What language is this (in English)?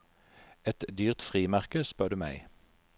Norwegian